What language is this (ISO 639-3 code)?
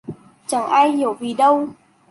vie